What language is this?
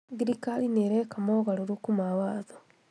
Kikuyu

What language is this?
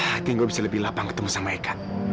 Indonesian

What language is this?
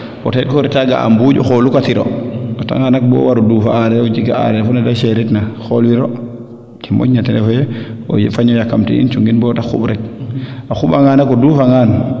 Serer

